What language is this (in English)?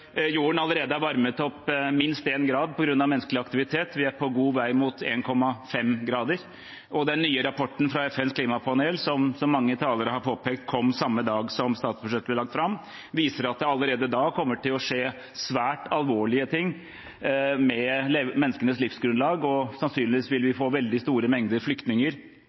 Norwegian Bokmål